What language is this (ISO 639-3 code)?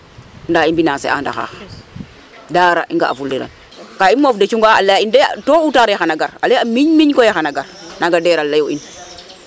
srr